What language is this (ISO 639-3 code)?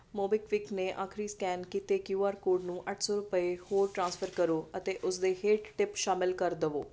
pan